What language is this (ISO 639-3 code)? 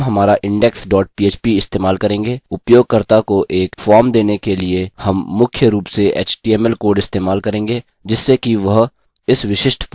hin